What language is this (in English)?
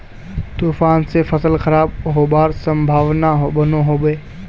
Magahi